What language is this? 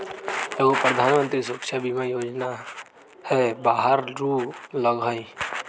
Magahi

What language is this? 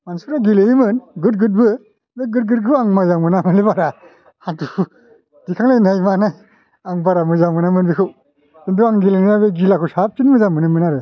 Bodo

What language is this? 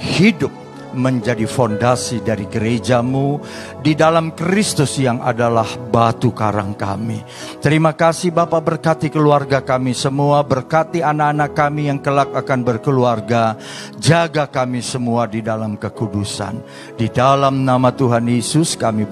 Indonesian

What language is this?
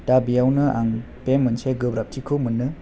Bodo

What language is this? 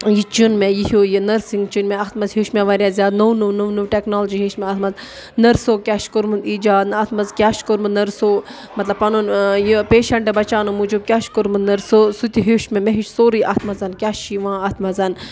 Kashmiri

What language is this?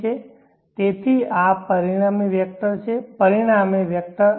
Gujarati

